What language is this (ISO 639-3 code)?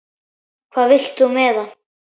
isl